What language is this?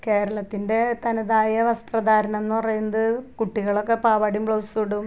Malayalam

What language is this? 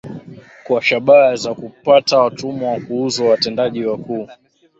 Swahili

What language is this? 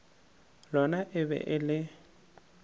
Northern Sotho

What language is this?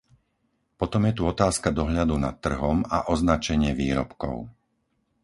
Slovak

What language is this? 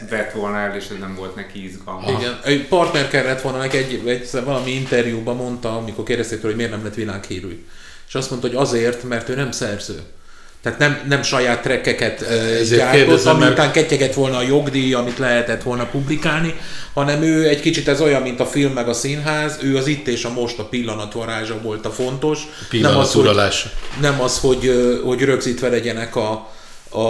Hungarian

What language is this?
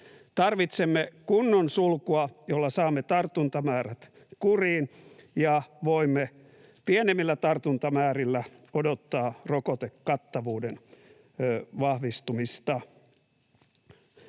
Finnish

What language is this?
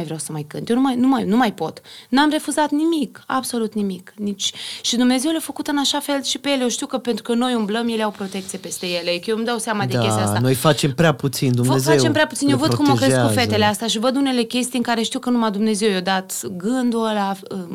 Romanian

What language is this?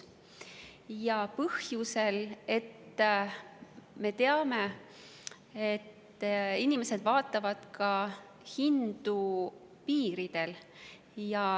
Estonian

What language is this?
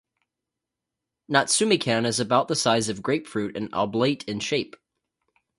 English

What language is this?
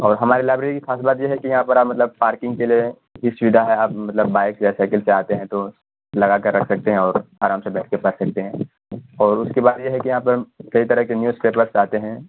Urdu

